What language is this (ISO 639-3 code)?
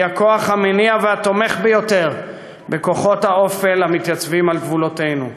heb